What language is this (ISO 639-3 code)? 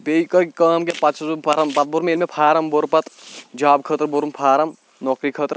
kas